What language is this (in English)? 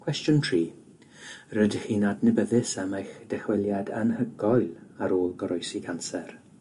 Welsh